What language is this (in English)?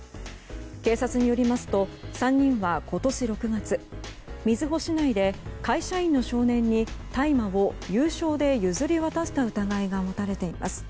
Japanese